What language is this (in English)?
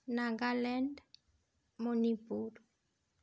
Santali